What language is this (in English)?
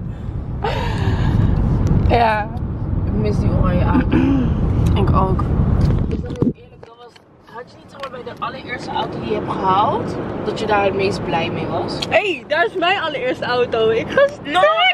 Dutch